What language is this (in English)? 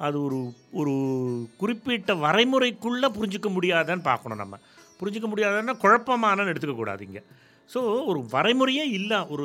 Tamil